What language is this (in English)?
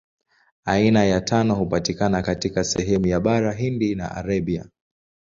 Swahili